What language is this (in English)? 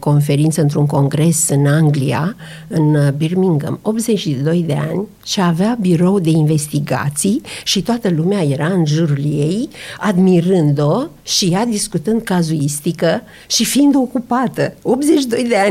Romanian